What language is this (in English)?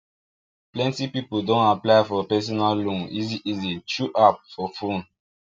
Nigerian Pidgin